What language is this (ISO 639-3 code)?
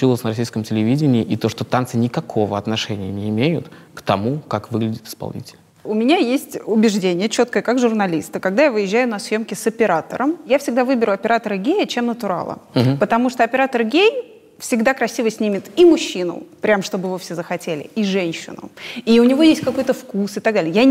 rus